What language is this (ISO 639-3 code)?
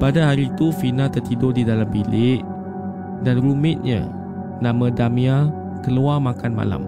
msa